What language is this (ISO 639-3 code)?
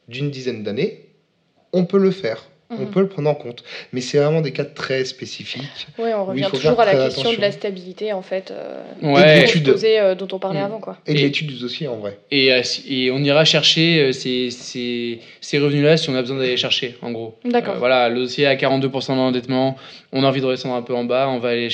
fra